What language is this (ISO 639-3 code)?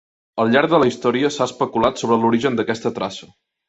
cat